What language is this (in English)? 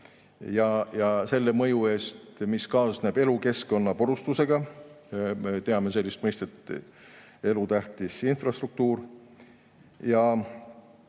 Estonian